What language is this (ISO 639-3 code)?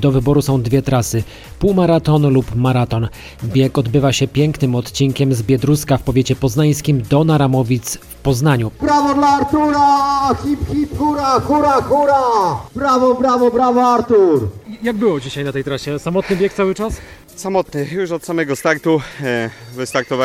pol